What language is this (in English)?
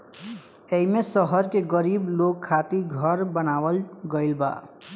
Bhojpuri